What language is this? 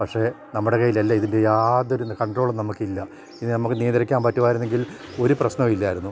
Malayalam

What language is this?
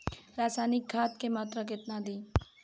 Bhojpuri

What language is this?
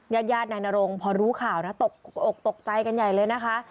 Thai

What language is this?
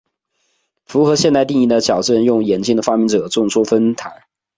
Chinese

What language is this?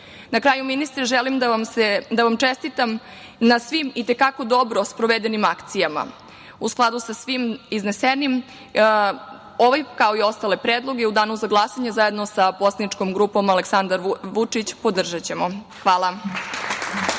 Serbian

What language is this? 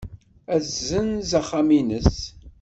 Kabyle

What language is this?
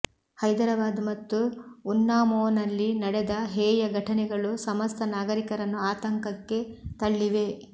Kannada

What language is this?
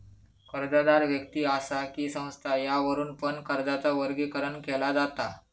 Marathi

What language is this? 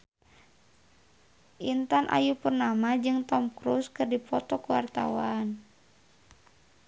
Sundanese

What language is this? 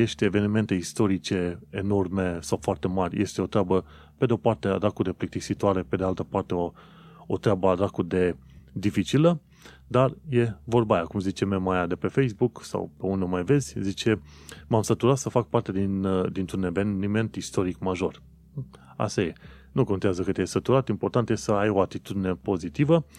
Romanian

